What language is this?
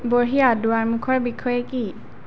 Assamese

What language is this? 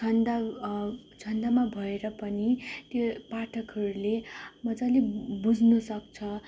Nepali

